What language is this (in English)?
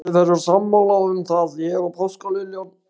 Icelandic